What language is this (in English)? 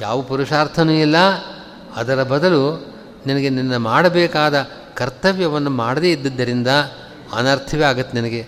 Kannada